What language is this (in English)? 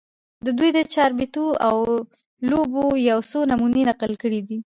Pashto